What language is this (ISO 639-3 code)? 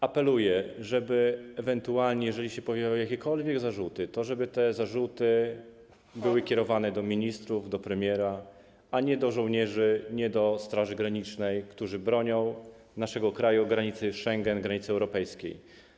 pol